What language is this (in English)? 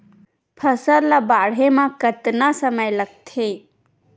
Chhattisgarhi